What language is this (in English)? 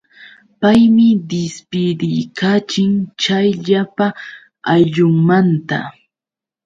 Yauyos Quechua